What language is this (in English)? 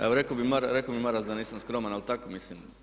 Croatian